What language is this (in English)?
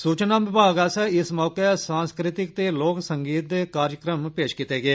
Dogri